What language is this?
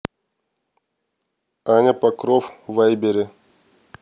Russian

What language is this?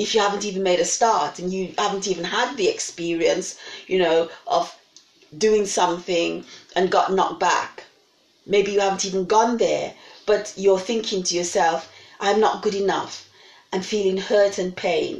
English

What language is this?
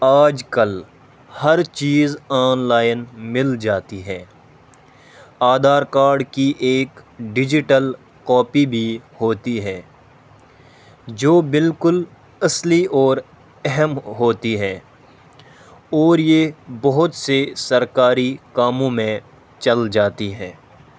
Urdu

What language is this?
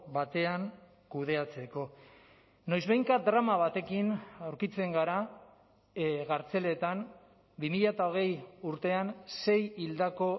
Basque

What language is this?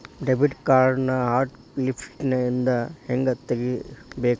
Kannada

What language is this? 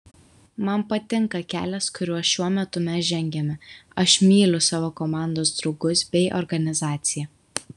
Lithuanian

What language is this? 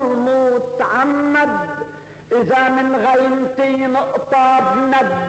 Arabic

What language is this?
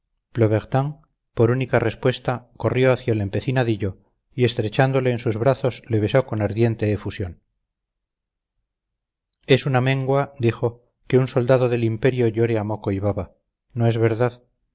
Spanish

